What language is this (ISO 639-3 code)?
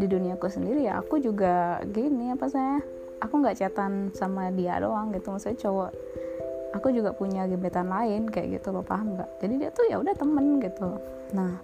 ind